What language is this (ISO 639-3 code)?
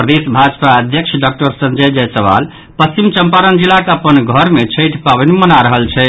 mai